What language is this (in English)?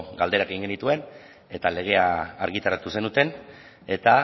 Basque